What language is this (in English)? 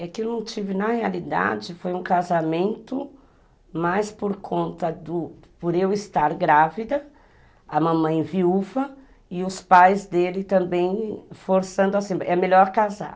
Portuguese